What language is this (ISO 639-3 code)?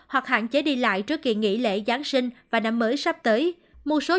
vie